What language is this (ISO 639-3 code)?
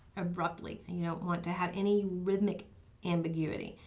eng